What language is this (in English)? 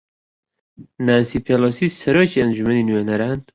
Central Kurdish